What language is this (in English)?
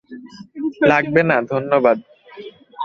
Bangla